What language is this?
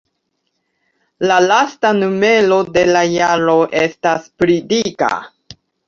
Esperanto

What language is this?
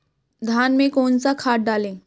Hindi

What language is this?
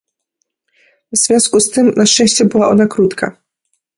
Polish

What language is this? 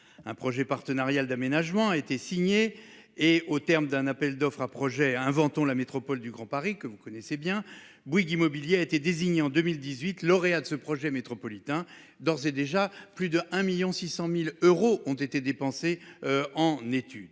French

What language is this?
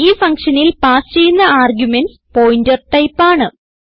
Malayalam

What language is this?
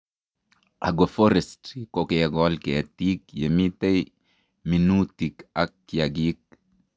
Kalenjin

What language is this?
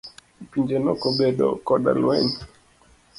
Luo (Kenya and Tanzania)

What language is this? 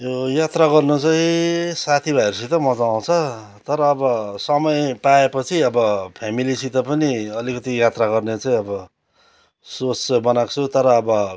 Nepali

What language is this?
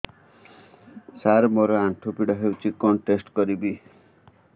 Odia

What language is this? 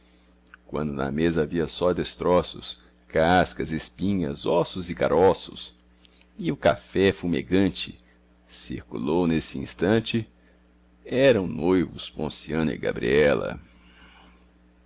Portuguese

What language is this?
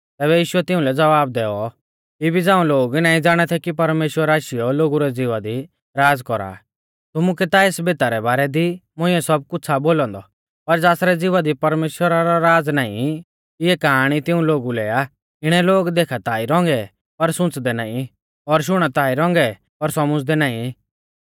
Mahasu Pahari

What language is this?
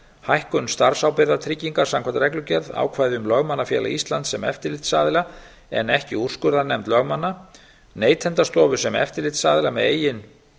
Icelandic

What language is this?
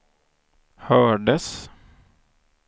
Swedish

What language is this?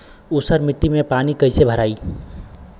Bhojpuri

